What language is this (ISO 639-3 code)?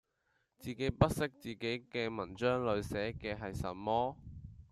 yue